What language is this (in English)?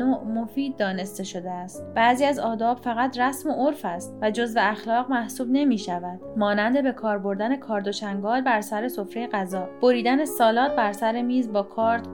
Persian